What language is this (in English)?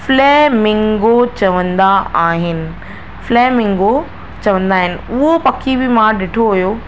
Sindhi